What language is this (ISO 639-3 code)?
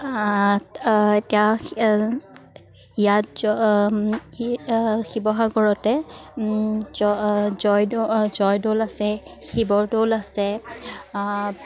asm